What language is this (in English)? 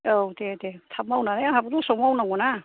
Bodo